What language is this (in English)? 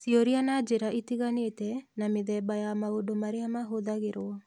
Kikuyu